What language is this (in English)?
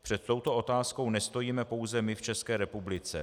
Czech